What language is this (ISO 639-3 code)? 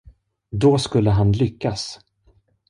swe